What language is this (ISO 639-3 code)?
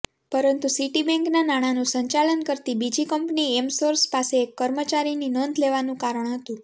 guj